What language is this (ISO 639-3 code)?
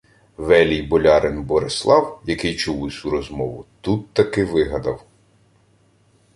ukr